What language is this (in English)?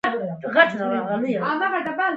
Pashto